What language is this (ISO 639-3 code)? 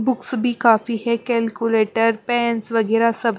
hin